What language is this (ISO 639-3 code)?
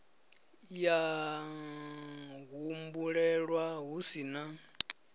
ven